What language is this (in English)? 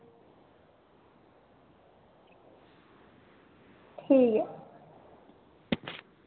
Dogri